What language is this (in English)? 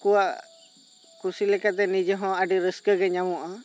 Santali